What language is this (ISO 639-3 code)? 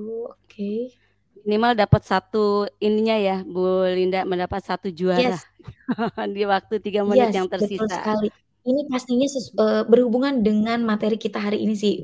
ind